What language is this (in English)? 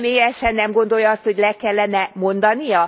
Hungarian